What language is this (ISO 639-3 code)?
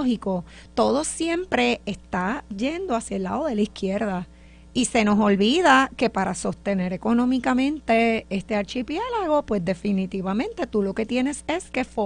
spa